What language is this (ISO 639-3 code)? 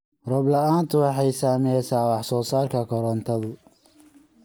som